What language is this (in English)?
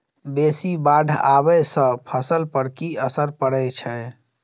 Maithili